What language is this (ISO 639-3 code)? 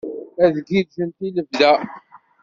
kab